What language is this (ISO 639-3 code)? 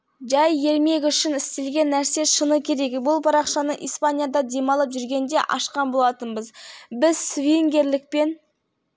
kaz